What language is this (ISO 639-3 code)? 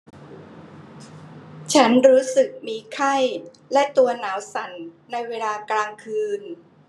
tha